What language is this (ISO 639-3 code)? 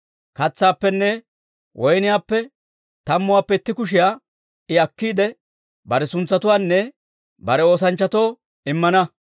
dwr